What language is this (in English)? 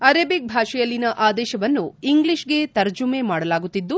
Kannada